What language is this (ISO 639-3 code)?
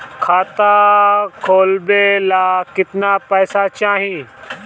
bho